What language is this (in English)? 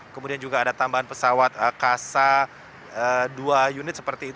Indonesian